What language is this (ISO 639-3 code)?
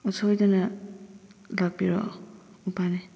mni